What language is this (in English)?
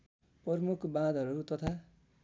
Nepali